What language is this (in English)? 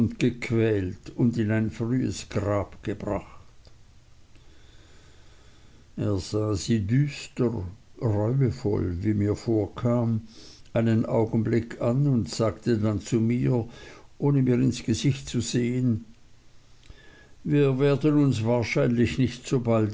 German